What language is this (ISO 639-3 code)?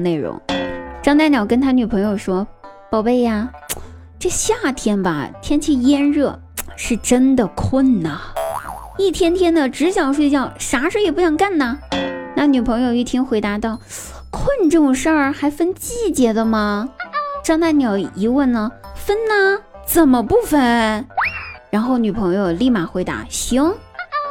zho